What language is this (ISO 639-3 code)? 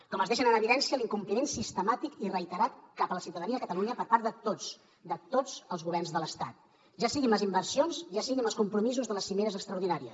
cat